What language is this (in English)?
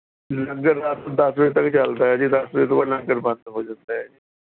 Punjabi